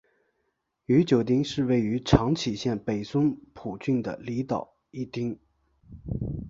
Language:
Chinese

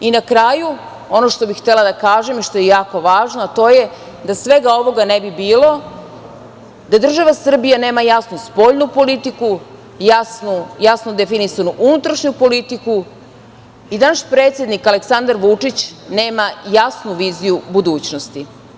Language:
Serbian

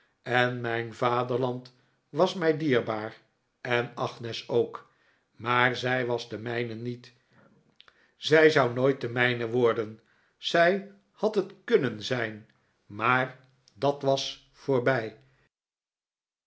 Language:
Dutch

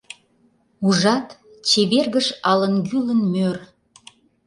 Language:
Mari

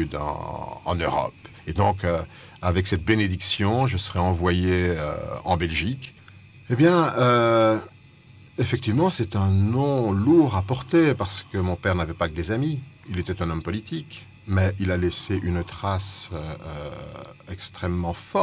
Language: French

